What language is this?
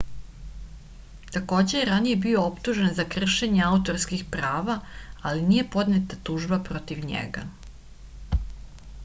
Serbian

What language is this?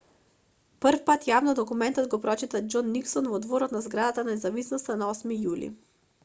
Macedonian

